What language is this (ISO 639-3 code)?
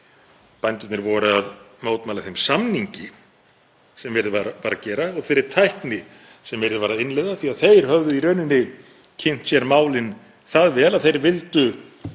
isl